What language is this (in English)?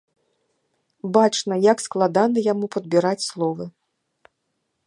Belarusian